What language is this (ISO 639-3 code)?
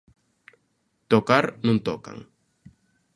glg